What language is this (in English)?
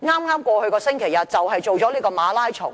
Cantonese